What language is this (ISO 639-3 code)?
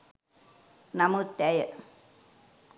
sin